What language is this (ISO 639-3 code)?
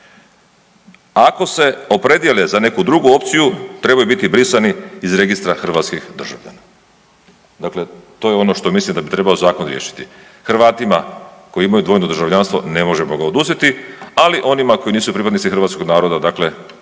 hrv